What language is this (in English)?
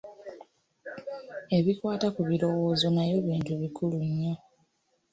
Ganda